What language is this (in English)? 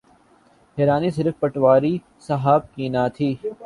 Urdu